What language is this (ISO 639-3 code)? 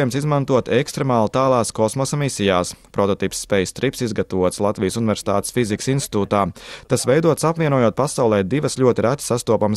lav